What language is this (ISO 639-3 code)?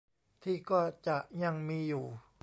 tha